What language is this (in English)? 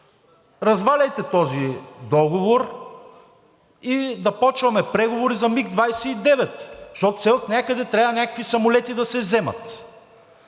Bulgarian